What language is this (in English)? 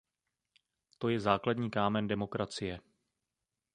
Czech